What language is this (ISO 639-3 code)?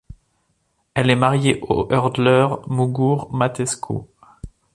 fra